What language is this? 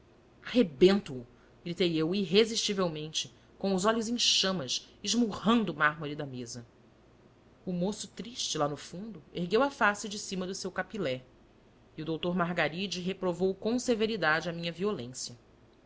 Portuguese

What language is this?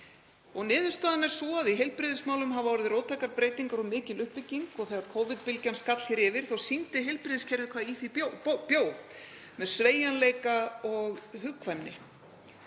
Icelandic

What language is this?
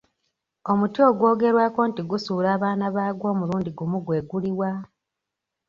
Ganda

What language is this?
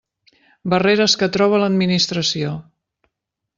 Catalan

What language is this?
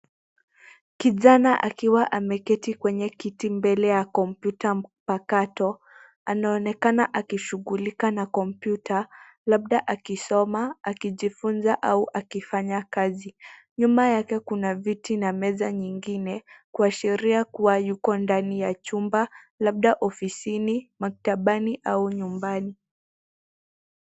Swahili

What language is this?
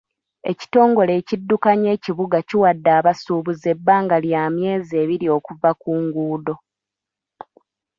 Ganda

